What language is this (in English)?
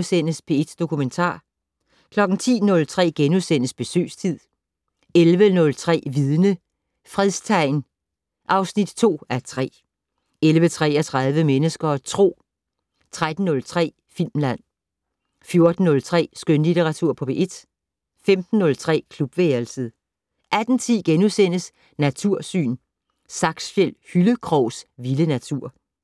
Danish